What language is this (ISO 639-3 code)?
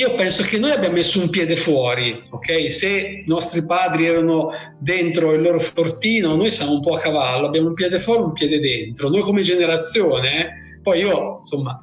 ita